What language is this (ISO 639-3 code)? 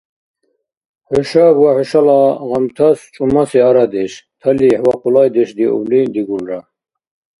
dar